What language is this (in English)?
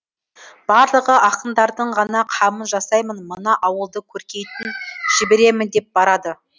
Kazakh